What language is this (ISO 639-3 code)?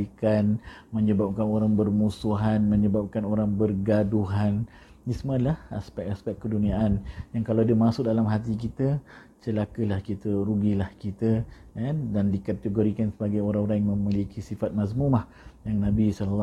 msa